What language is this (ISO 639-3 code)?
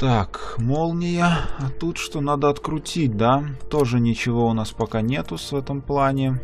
rus